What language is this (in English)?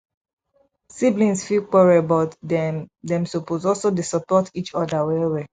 Nigerian Pidgin